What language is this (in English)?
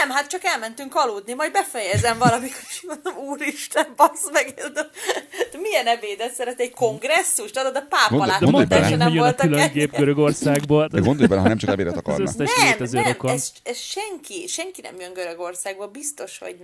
Hungarian